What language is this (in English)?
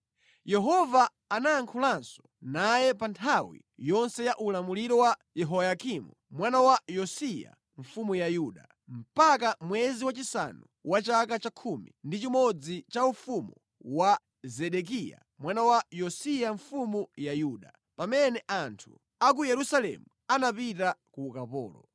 Nyanja